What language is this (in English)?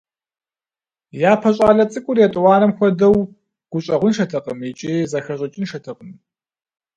Kabardian